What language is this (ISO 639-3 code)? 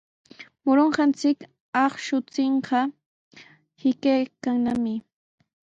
qws